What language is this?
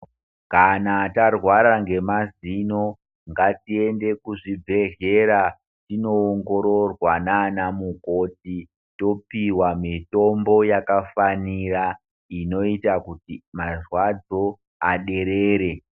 Ndau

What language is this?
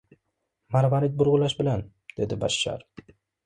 Uzbek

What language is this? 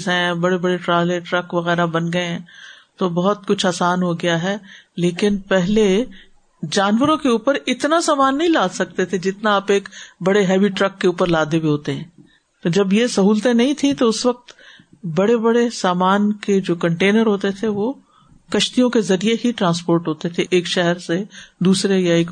Urdu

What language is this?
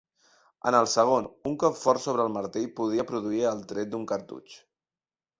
Catalan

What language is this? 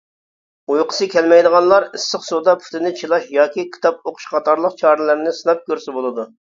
Uyghur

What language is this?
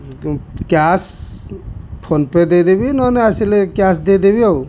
Odia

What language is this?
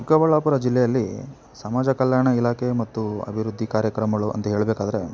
Kannada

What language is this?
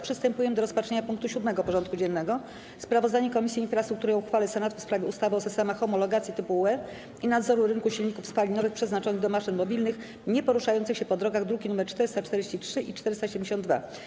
Polish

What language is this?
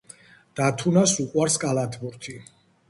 Georgian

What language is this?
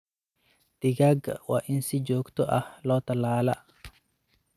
Somali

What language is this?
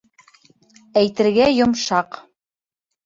Bashkir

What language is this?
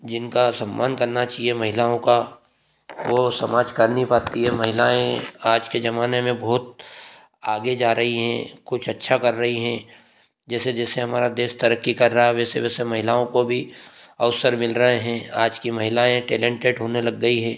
Hindi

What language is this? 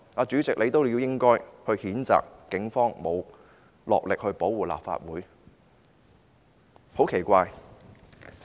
Cantonese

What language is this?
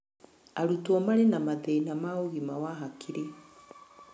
Kikuyu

